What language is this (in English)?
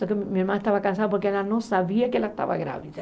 Portuguese